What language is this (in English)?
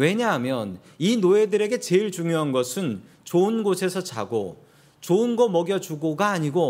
Korean